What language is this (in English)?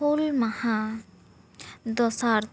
Santali